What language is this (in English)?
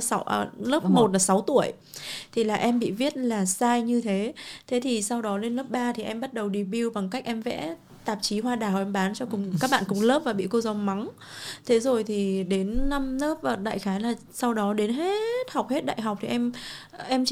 Vietnamese